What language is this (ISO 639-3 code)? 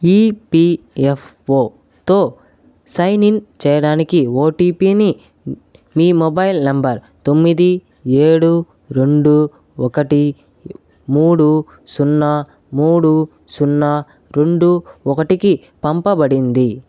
tel